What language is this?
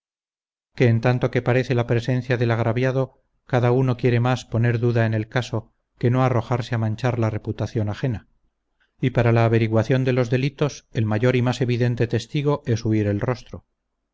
Spanish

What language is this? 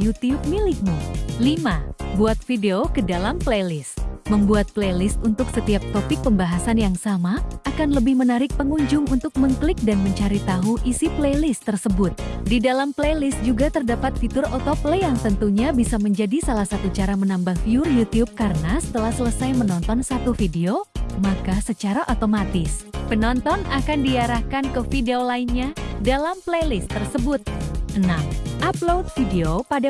Indonesian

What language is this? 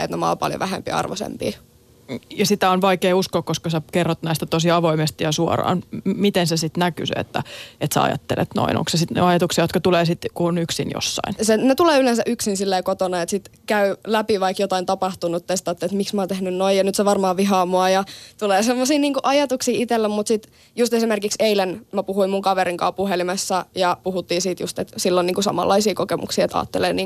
Finnish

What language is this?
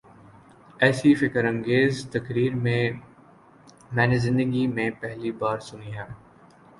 Urdu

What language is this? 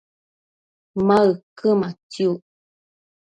Matsés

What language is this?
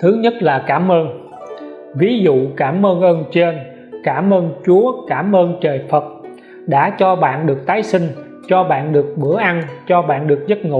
Vietnamese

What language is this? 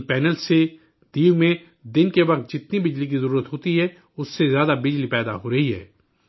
Urdu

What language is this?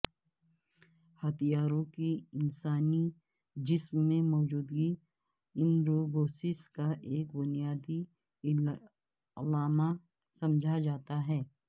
Urdu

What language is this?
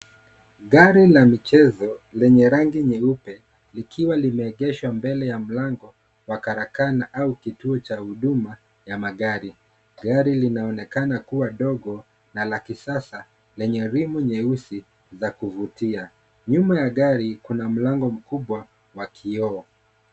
Swahili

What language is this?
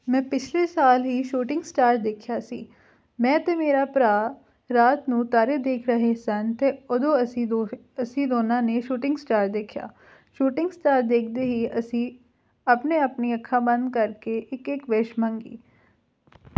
Punjabi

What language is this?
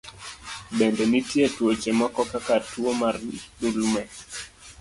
Luo (Kenya and Tanzania)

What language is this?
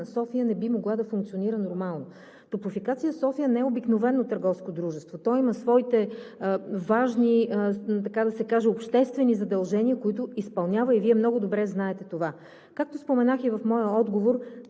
Bulgarian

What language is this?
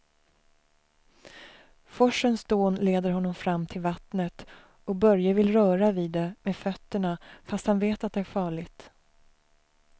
Swedish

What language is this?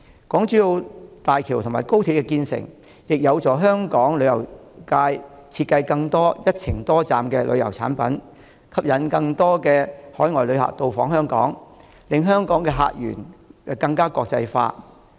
Cantonese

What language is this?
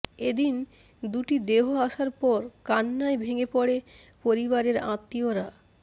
Bangla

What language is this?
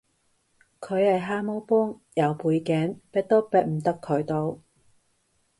Cantonese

